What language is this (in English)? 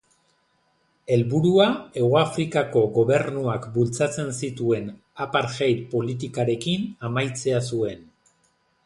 Basque